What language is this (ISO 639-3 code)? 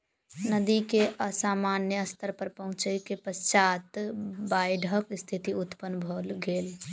mai